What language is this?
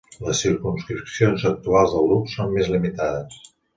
Catalan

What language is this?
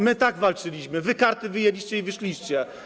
Polish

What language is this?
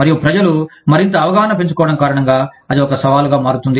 Telugu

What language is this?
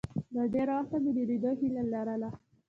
Pashto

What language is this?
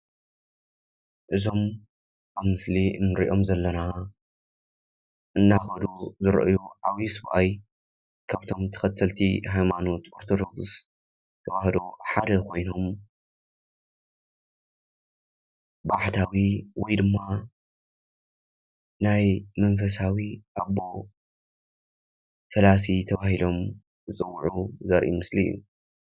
Tigrinya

